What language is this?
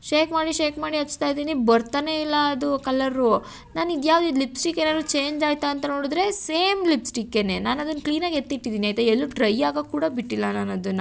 Kannada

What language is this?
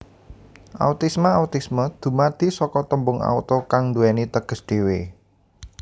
Javanese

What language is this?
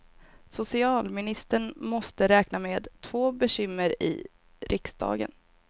Swedish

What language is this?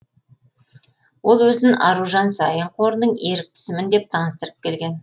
Kazakh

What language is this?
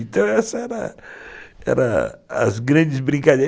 Portuguese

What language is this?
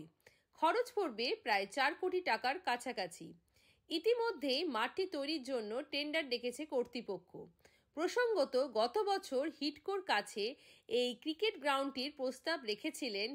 Bangla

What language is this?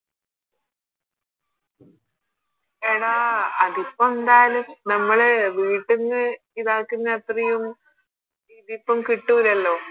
Malayalam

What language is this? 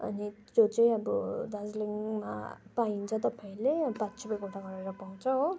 Nepali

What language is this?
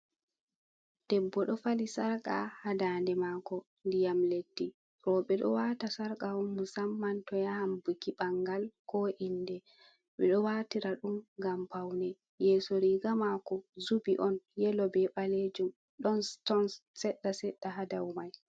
Fula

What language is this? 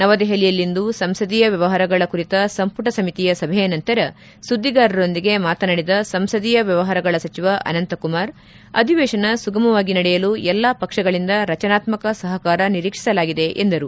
Kannada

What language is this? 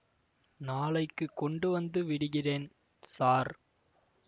Tamil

